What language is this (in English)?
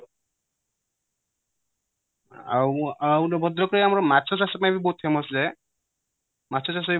Odia